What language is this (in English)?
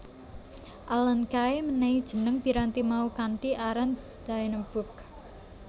Javanese